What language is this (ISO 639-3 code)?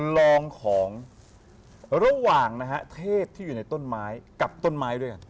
tha